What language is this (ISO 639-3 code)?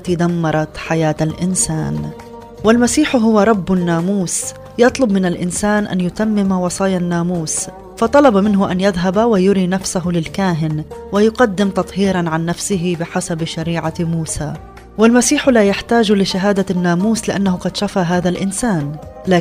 ara